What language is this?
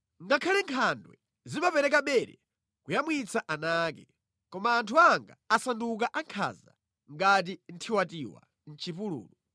Nyanja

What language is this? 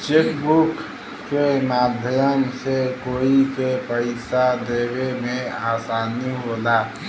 Bhojpuri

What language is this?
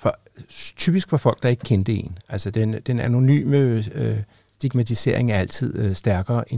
Danish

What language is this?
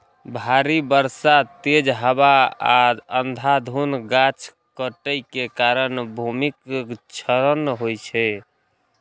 Maithili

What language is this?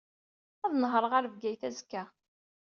Kabyle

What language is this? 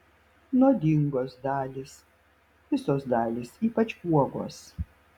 Lithuanian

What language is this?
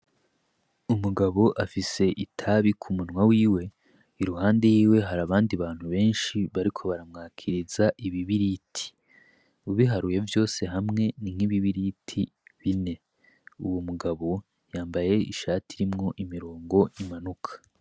Rundi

